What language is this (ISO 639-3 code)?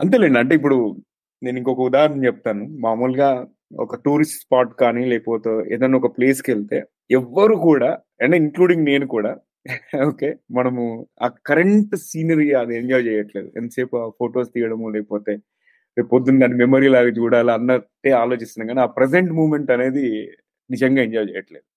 tel